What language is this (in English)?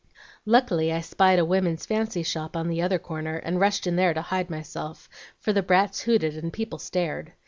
English